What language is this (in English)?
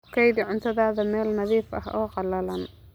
Somali